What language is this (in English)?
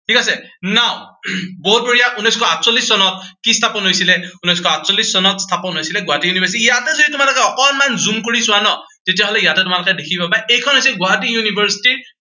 Assamese